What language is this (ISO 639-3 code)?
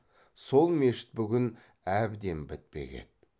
kaz